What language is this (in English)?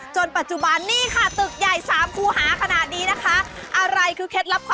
Thai